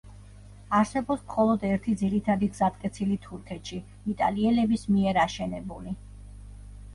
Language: Georgian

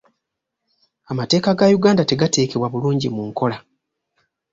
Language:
Ganda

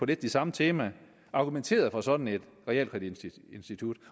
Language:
Danish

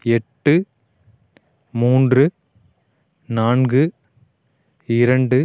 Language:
Tamil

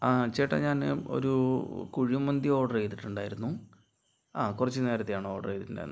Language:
Malayalam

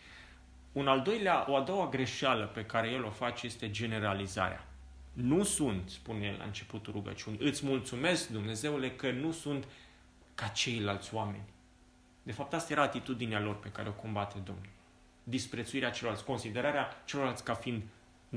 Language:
Romanian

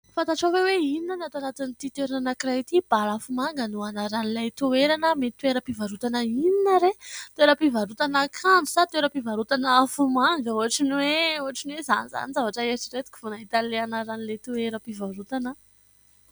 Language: Malagasy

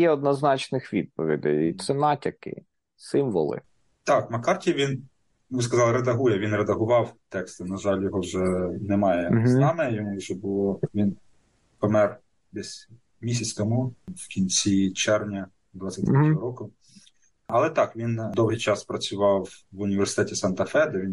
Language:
Ukrainian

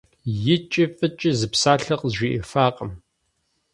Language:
Kabardian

